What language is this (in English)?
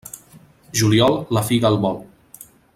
Catalan